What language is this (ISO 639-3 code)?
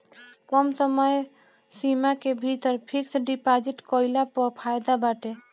bho